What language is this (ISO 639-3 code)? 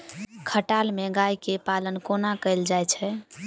mai